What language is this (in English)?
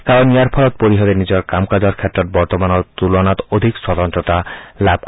Assamese